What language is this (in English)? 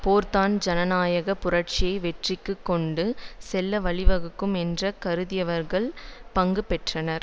Tamil